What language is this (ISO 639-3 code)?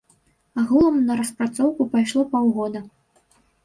bel